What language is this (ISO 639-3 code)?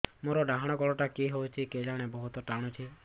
ori